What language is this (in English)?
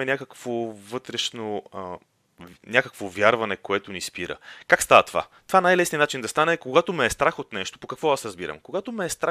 Bulgarian